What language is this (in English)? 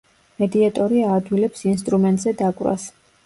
Georgian